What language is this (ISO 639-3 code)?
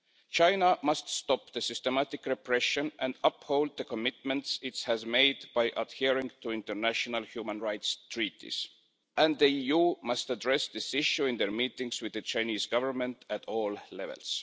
eng